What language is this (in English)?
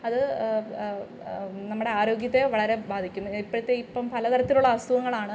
Malayalam